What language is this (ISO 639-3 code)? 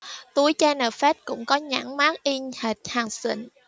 vie